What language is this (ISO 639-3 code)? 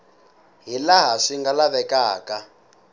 tso